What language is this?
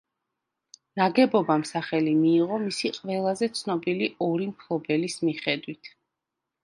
Georgian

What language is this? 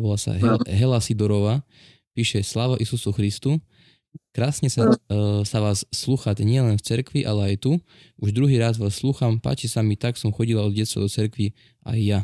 Slovak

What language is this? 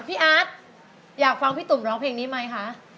Thai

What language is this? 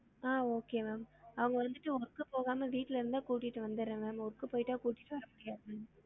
Tamil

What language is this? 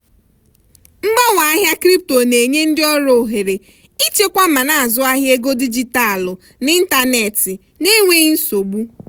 Igbo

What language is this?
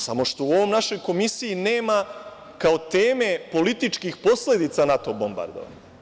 Serbian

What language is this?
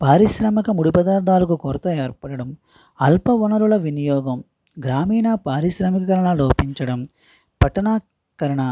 Telugu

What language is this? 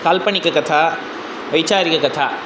Sanskrit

